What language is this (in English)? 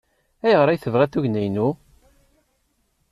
Kabyle